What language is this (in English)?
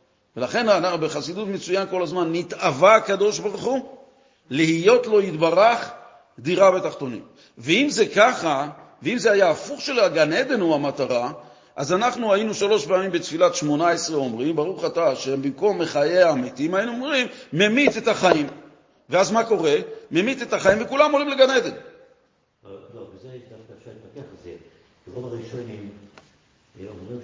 Hebrew